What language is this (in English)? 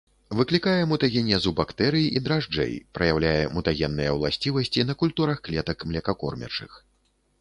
Belarusian